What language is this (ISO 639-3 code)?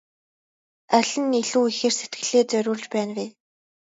mon